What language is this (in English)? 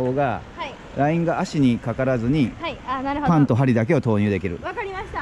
Japanese